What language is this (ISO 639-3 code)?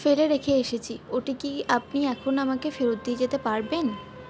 ben